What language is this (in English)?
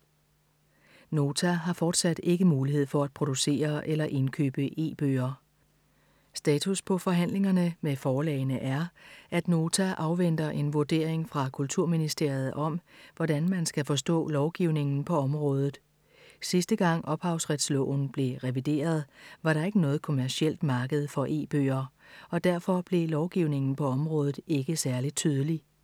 Danish